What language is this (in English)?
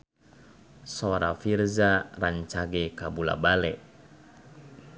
Sundanese